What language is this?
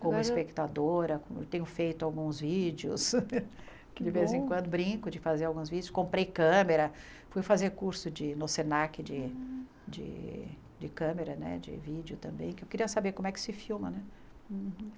Portuguese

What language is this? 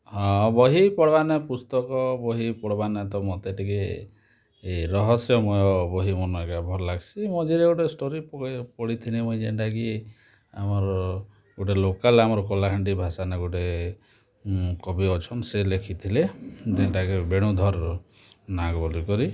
Odia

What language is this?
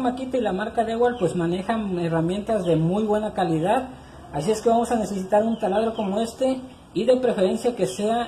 Spanish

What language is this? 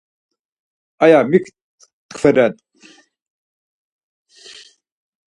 Laz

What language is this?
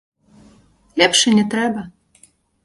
Belarusian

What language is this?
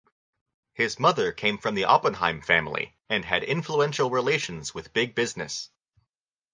English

